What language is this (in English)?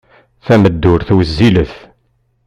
Kabyle